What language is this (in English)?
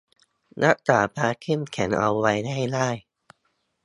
Thai